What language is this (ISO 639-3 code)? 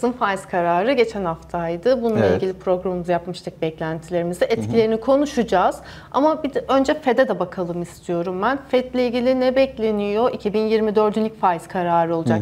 tur